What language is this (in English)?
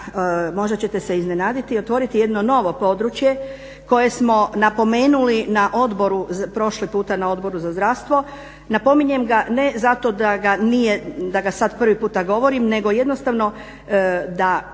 Croatian